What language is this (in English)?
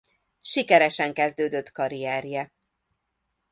Hungarian